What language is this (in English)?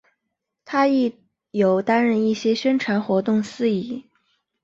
Chinese